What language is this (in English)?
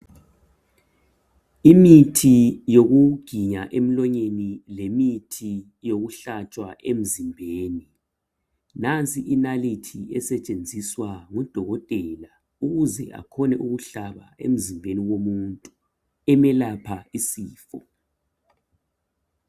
North Ndebele